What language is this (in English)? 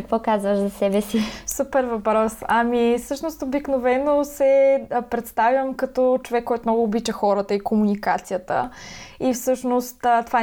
Bulgarian